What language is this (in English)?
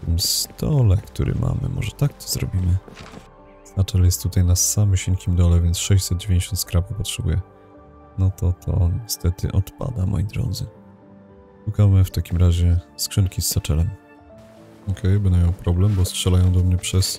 Polish